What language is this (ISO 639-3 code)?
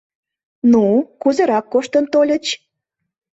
chm